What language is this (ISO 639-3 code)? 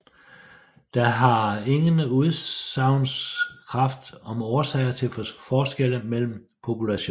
dan